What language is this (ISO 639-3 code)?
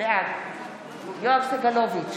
heb